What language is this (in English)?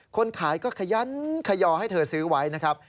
Thai